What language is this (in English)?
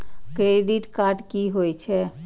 Maithili